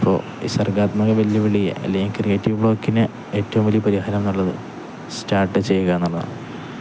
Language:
Malayalam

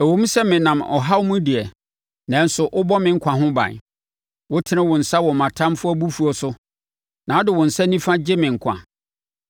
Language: Akan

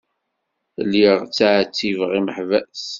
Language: Kabyle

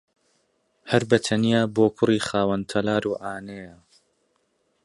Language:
Central Kurdish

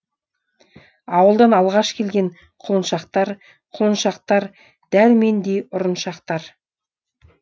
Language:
Kazakh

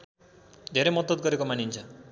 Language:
Nepali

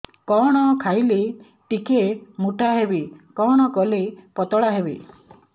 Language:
Odia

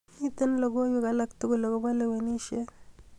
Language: Kalenjin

